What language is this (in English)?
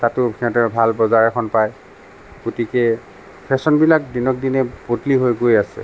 Assamese